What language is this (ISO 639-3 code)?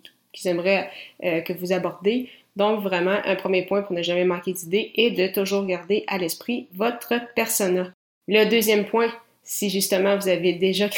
fra